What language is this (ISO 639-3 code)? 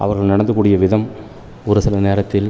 tam